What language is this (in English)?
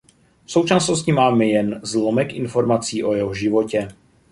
Czech